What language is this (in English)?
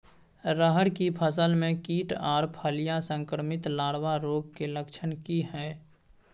Maithili